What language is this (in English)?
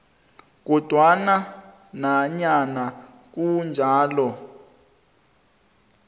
South Ndebele